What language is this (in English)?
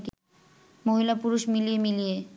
Bangla